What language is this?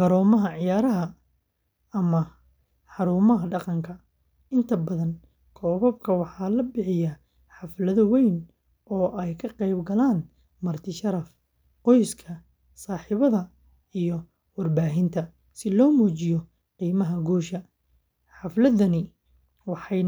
Somali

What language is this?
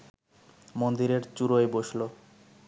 Bangla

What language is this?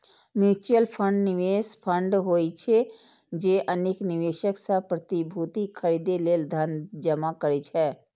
Maithili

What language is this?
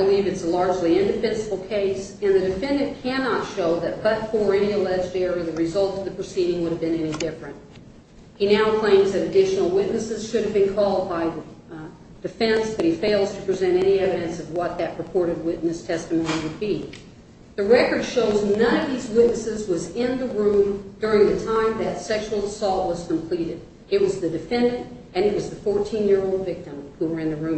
English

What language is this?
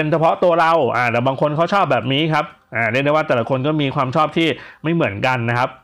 Thai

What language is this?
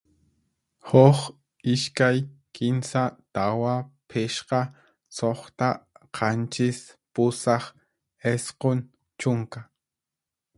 Puno Quechua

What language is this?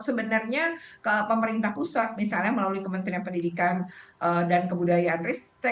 Indonesian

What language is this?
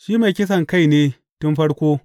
Hausa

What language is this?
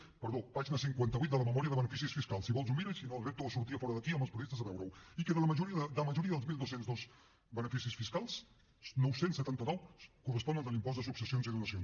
Catalan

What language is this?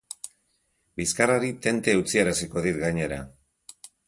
Basque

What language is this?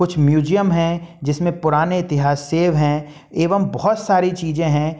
Hindi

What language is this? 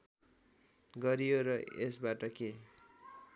Nepali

